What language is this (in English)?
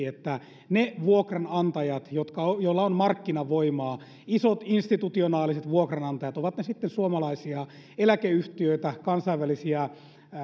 Finnish